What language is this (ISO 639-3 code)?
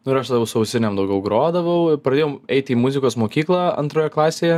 lit